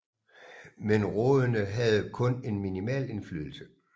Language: Danish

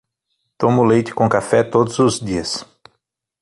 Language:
Portuguese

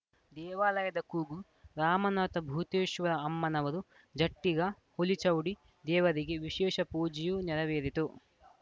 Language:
Kannada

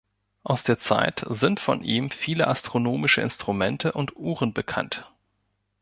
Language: German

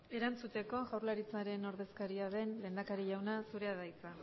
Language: Basque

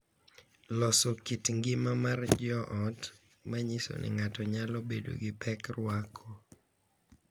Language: Luo (Kenya and Tanzania)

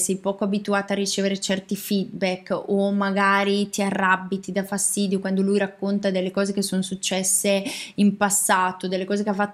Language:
Italian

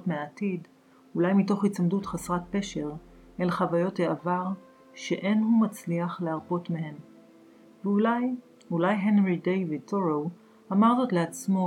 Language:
Hebrew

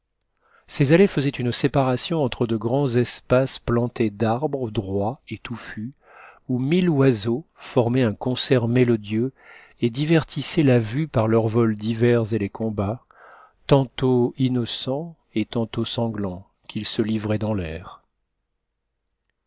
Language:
French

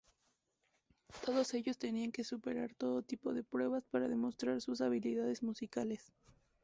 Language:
Spanish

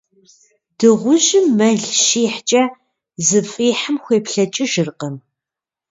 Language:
Kabardian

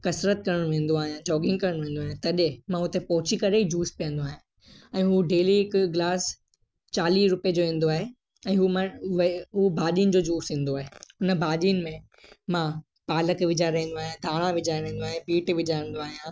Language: Sindhi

